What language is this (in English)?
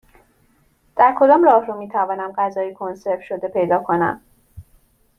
Persian